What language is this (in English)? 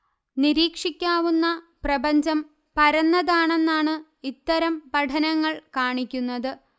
Malayalam